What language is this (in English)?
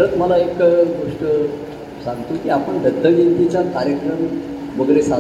Marathi